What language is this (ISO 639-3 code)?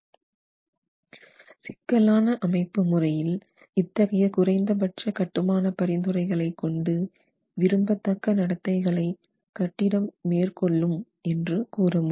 tam